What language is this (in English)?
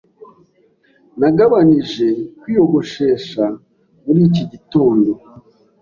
Kinyarwanda